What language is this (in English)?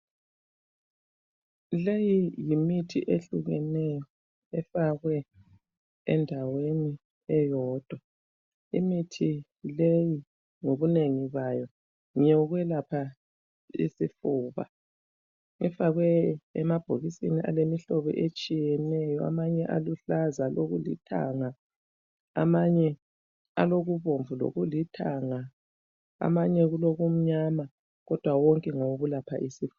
North Ndebele